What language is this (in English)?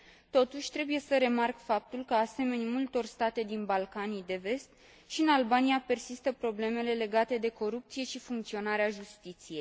Romanian